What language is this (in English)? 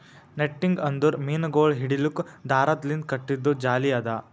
Kannada